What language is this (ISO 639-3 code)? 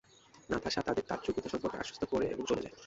ben